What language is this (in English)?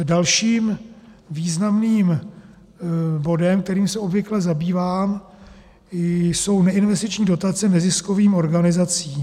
Czech